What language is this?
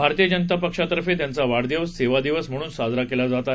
Marathi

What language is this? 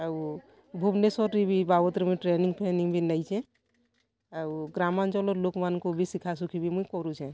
Odia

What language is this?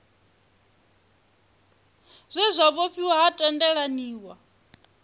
Venda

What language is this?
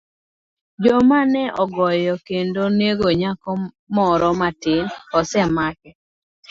Luo (Kenya and Tanzania)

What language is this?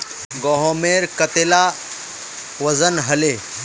Magahi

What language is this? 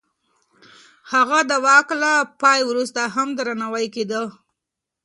Pashto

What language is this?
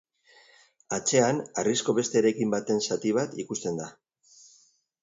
Basque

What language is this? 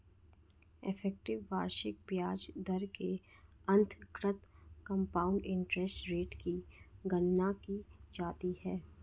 Hindi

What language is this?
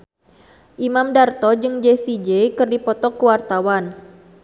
Sundanese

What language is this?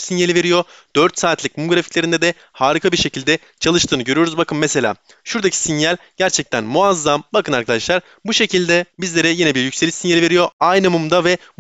Turkish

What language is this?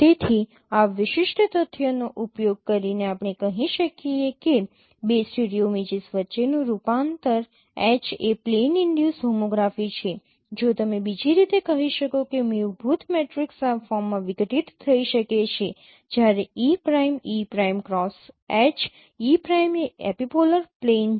Gujarati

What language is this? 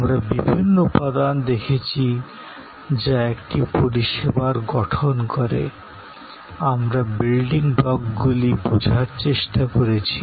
Bangla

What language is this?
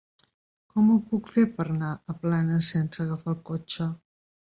Catalan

